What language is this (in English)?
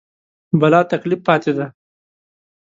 Pashto